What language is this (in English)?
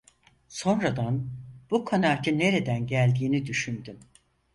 Turkish